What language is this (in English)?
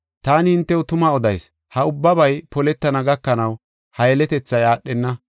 Gofa